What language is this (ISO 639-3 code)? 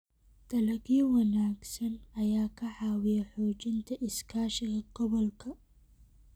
som